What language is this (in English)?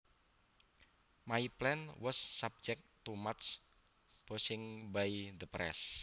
Javanese